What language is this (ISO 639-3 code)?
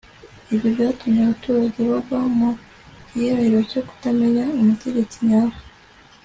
kin